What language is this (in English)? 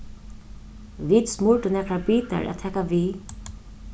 Faroese